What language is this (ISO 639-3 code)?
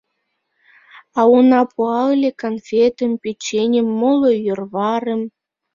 chm